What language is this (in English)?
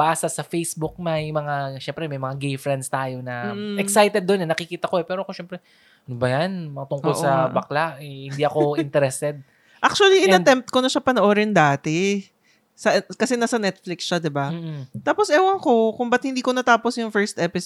Filipino